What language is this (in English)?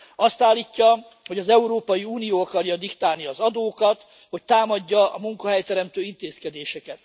Hungarian